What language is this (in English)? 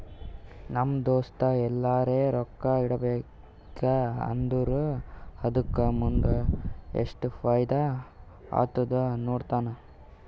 Kannada